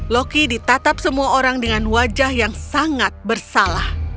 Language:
Indonesian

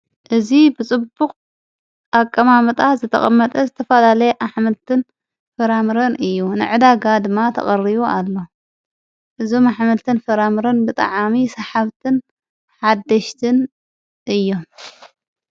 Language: Tigrinya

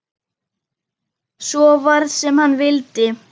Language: Icelandic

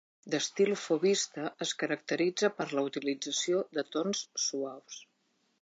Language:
Catalan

